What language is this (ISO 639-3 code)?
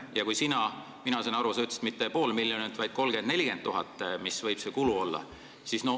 est